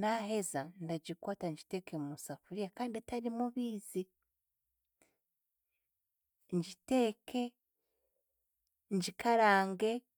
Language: Chiga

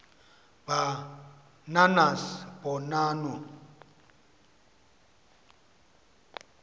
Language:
Xhosa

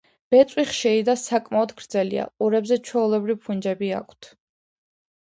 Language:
Georgian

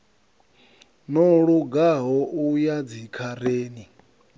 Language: Venda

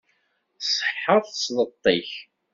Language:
Kabyle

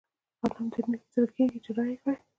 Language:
Pashto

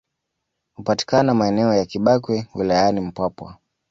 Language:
Swahili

